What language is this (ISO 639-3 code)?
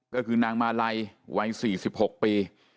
tha